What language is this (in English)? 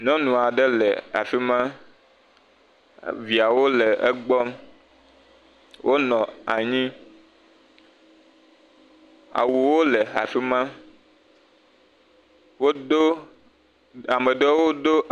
Ewe